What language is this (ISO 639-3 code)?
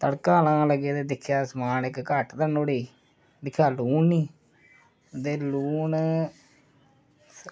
doi